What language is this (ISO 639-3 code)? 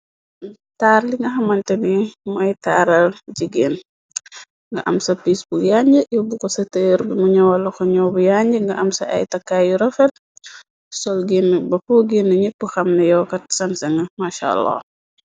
wol